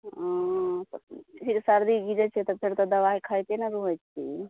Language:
Maithili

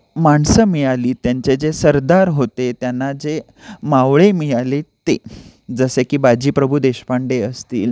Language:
Marathi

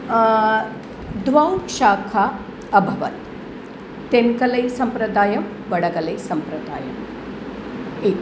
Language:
Sanskrit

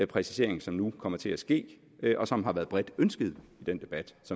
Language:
Danish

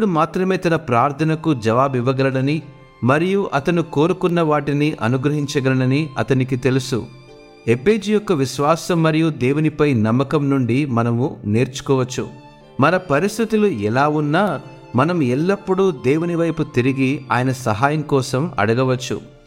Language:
Telugu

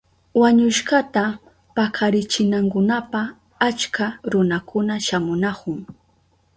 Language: Southern Pastaza Quechua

